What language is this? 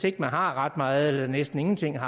Danish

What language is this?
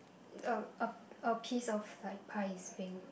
English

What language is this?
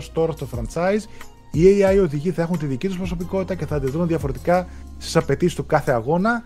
Greek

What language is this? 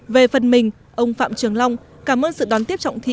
Vietnamese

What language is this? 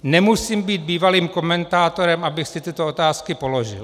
Czech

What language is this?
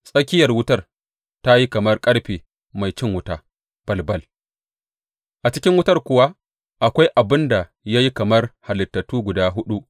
Hausa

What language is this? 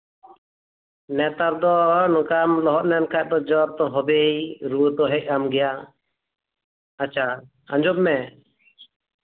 Santali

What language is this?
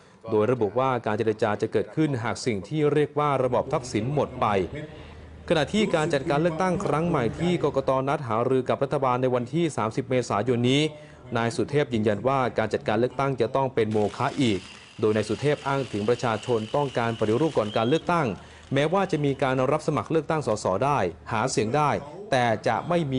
Thai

